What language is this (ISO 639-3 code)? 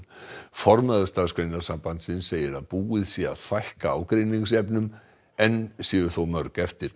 isl